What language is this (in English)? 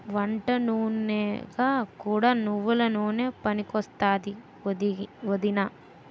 Telugu